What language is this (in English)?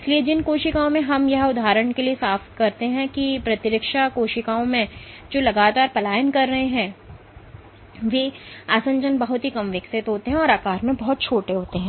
Hindi